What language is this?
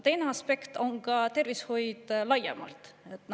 Estonian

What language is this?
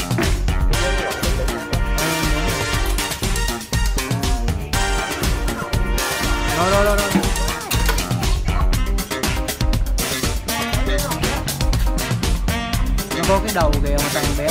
Vietnamese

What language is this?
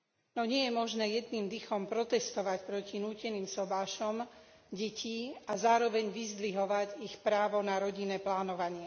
Slovak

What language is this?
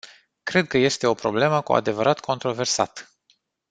Romanian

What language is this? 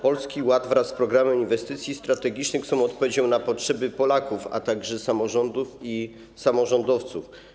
Polish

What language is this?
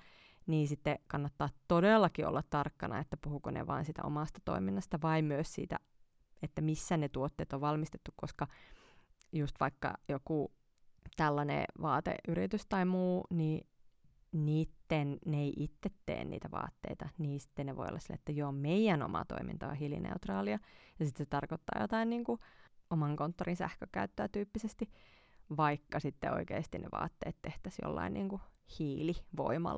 Finnish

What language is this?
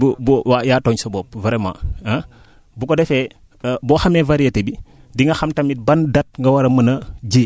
Wolof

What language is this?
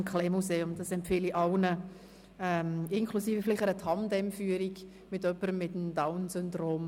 Swiss German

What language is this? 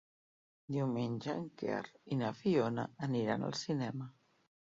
Catalan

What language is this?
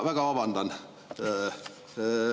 Estonian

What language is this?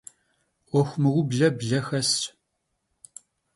Kabardian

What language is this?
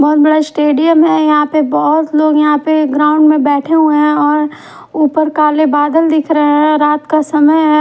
Hindi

